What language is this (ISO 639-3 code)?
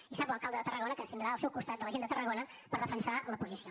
cat